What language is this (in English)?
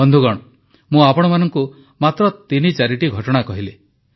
Odia